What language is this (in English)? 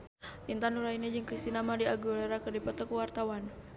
Sundanese